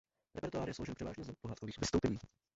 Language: Czech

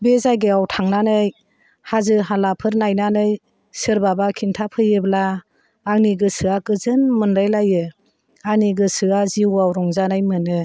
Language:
Bodo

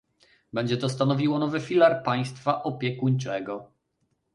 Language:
Polish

